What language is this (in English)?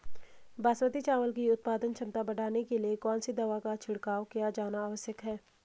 Hindi